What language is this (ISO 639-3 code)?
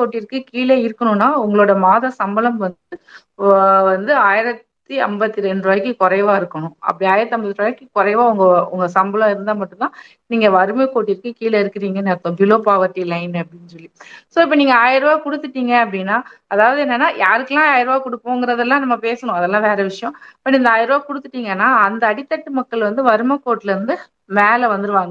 tam